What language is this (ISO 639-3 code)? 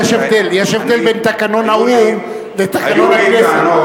heb